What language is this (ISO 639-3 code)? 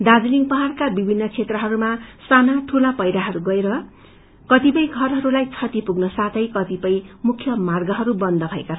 nep